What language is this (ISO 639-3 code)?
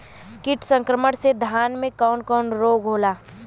bho